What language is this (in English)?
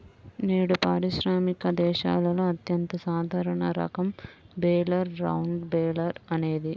Telugu